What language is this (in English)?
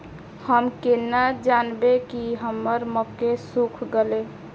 Maithili